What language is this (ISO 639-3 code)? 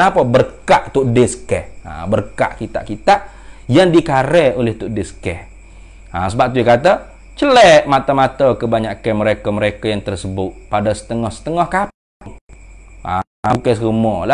msa